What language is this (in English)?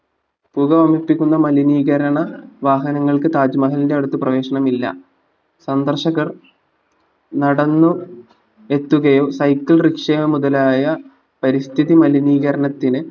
Malayalam